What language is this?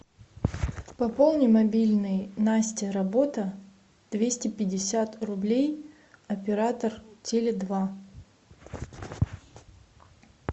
Russian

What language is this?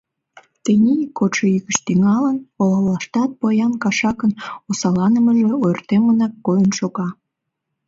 Mari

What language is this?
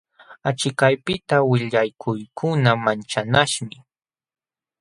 Jauja Wanca Quechua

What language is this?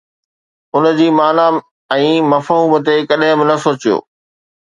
Sindhi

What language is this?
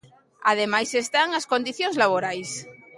Galician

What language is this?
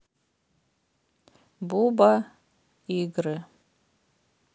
Russian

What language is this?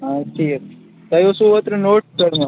Kashmiri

